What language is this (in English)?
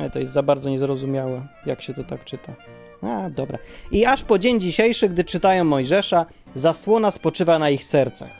Polish